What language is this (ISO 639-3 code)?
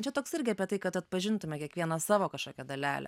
lit